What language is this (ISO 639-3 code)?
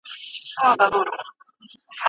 pus